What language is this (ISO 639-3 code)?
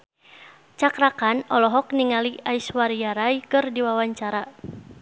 sun